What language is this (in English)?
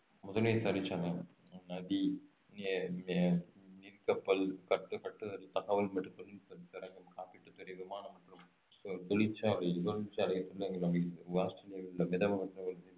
Tamil